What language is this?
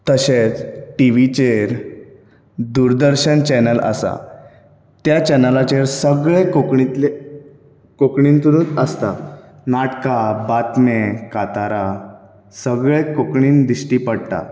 Konkani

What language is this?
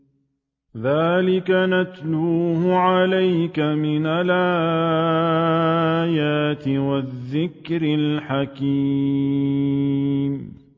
Arabic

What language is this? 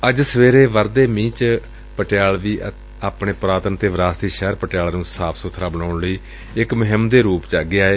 Punjabi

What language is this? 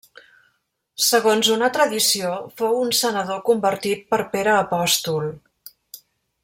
Catalan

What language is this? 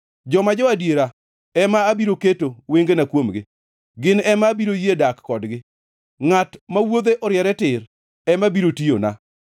Luo (Kenya and Tanzania)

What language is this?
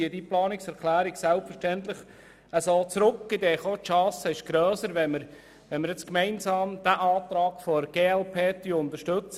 Swiss German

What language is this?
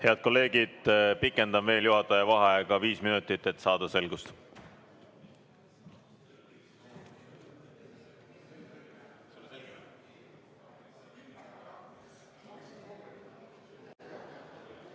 Estonian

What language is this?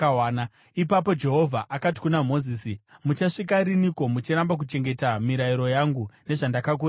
Shona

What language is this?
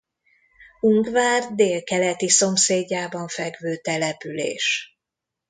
Hungarian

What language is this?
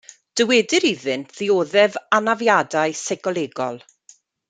Welsh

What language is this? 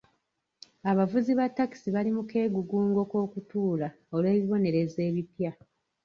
Ganda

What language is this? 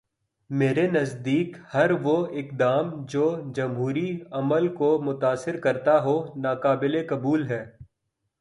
Urdu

